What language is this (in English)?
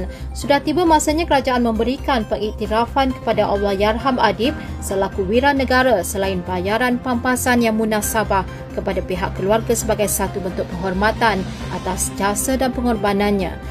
Malay